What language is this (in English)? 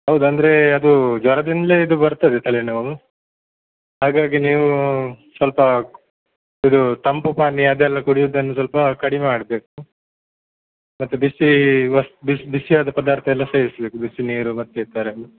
Kannada